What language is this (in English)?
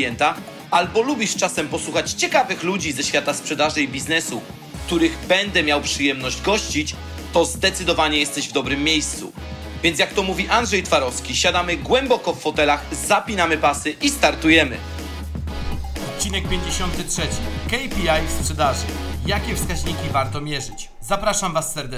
Polish